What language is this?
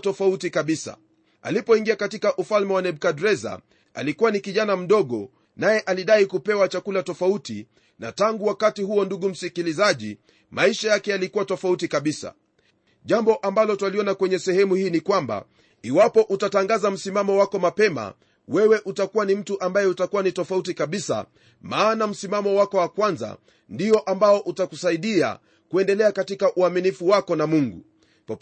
Swahili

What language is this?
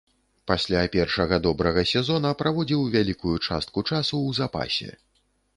Belarusian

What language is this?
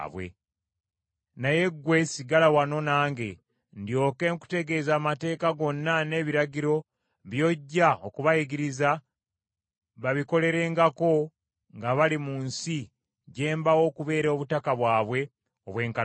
Ganda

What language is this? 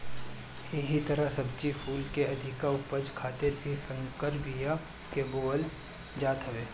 Bhojpuri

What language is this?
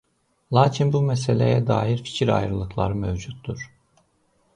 Azerbaijani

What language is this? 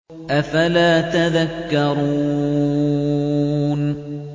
Arabic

